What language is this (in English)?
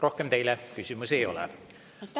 Estonian